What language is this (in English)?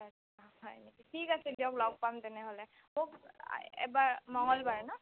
Assamese